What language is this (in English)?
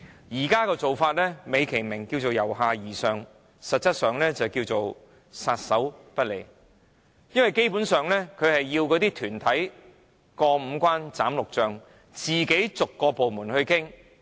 Cantonese